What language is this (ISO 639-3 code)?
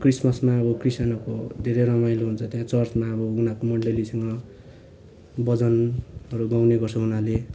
nep